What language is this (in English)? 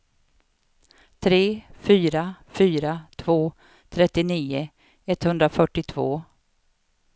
Swedish